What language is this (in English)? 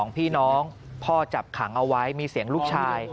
Thai